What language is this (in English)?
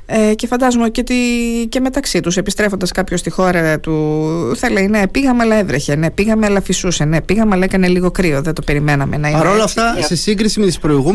Greek